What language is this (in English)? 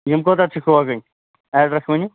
Kashmiri